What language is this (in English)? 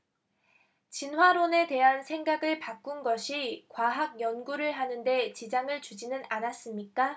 Korean